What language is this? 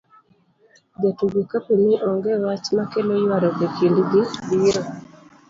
Luo (Kenya and Tanzania)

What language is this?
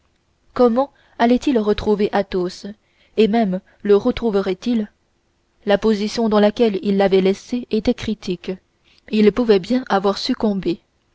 French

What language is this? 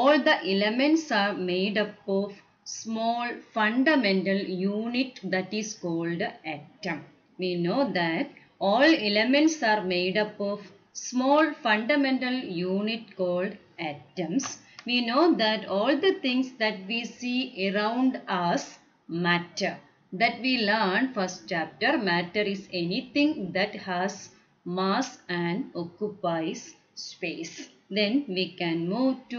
English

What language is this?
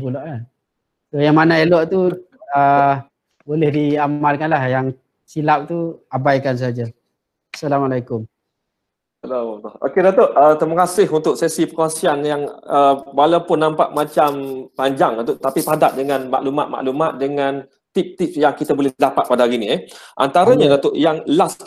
Malay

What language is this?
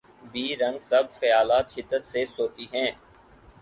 Urdu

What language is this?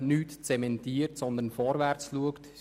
Swiss German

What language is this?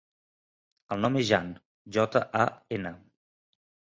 Catalan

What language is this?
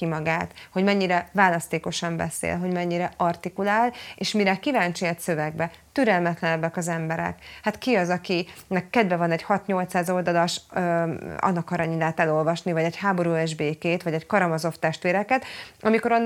Hungarian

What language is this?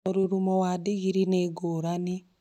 Kikuyu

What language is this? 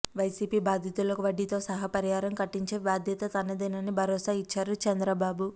Telugu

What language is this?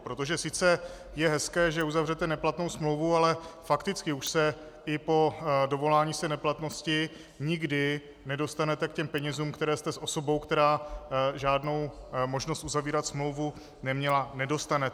Czech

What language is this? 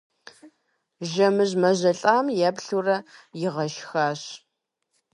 Kabardian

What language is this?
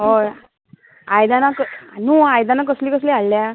Konkani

